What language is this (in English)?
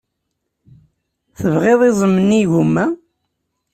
Kabyle